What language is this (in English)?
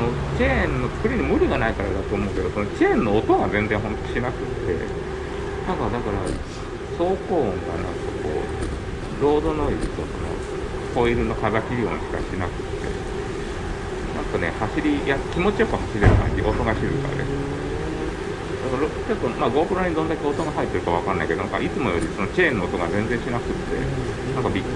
Japanese